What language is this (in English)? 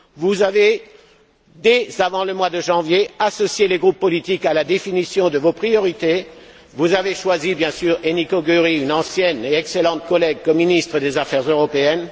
French